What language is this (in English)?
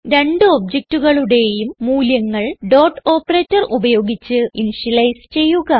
Malayalam